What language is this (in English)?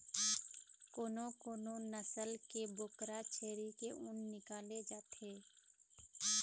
Chhattisgarhi